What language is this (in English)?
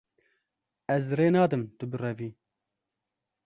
Kurdish